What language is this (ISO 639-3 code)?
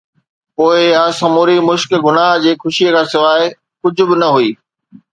snd